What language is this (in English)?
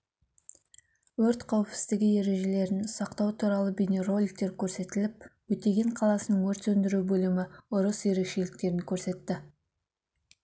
Kazakh